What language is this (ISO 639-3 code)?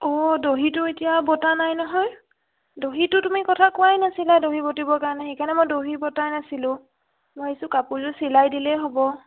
asm